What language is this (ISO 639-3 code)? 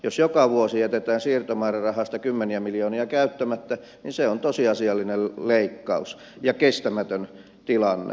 fin